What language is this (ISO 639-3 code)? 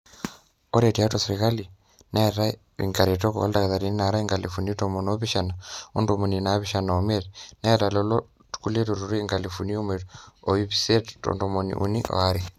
mas